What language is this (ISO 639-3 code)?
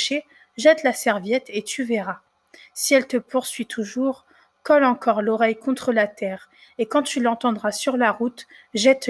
fra